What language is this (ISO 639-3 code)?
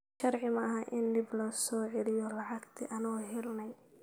som